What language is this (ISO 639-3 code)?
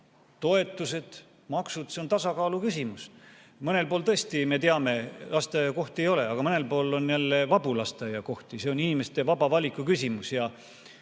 est